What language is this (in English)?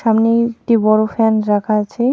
Bangla